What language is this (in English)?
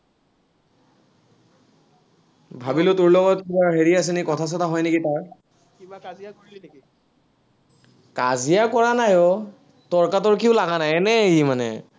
Assamese